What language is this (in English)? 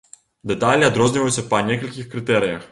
Belarusian